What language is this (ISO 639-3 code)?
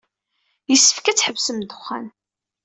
kab